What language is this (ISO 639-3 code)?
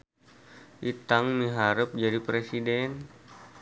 sun